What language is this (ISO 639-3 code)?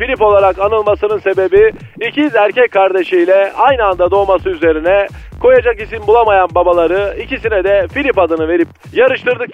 tur